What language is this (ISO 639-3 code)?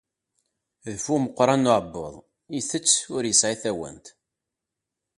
kab